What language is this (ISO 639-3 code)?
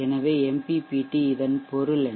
tam